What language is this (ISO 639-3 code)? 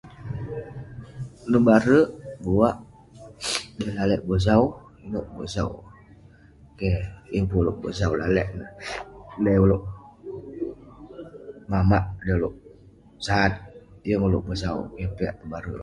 pne